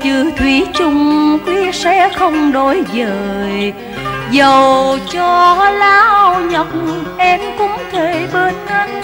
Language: Vietnamese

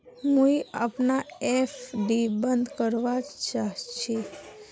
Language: Magahi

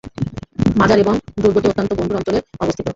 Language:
Bangla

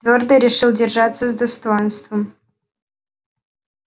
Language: Russian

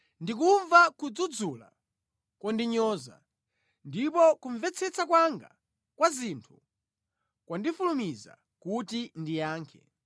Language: Nyanja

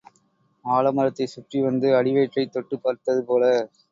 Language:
Tamil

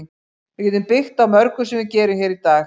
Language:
Icelandic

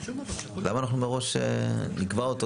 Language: Hebrew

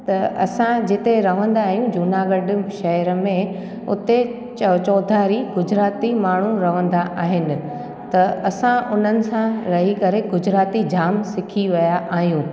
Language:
Sindhi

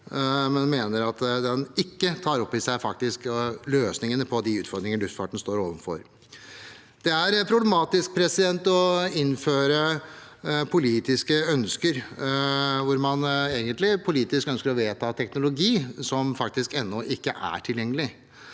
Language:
Norwegian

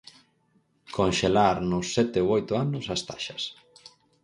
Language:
Galician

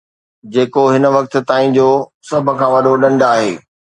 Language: Sindhi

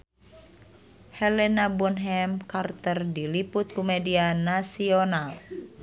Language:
Sundanese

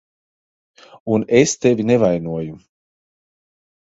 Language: Latvian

